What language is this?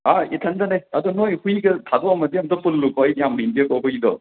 Manipuri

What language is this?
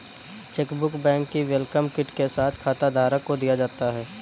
Hindi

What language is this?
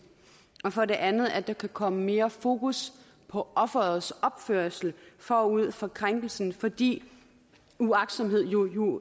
Danish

